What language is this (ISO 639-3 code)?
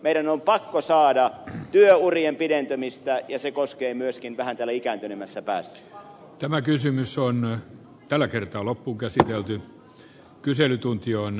fin